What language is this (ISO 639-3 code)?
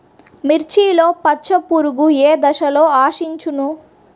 tel